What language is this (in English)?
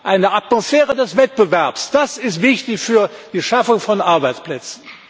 German